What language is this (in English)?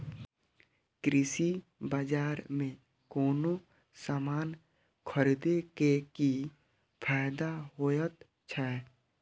Maithili